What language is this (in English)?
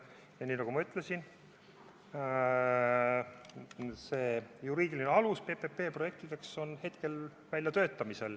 Estonian